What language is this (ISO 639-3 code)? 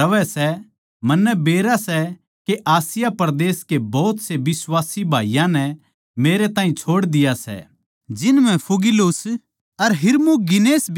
bgc